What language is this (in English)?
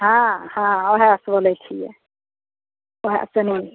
Maithili